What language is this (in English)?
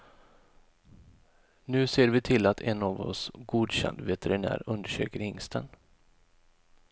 Swedish